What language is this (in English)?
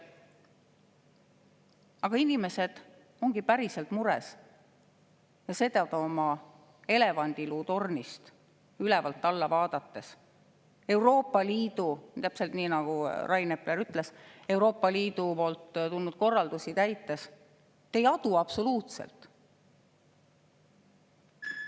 Estonian